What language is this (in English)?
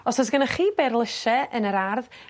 Welsh